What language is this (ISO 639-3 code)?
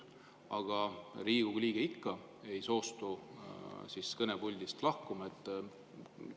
est